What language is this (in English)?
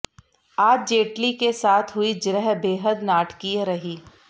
Hindi